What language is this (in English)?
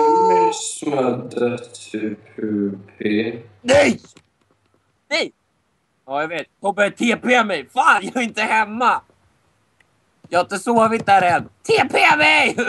Swedish